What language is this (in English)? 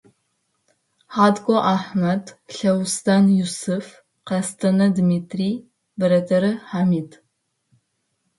Adyghe